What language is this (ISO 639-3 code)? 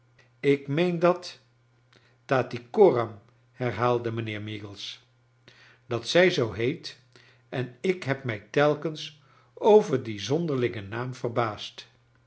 nld